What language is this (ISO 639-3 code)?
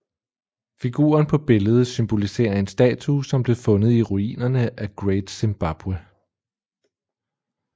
dan